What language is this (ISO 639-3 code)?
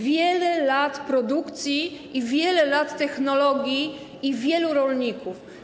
pol